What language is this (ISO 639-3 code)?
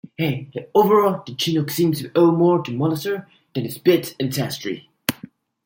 eng